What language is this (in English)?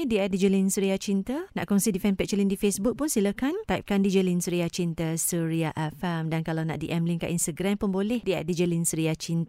Malay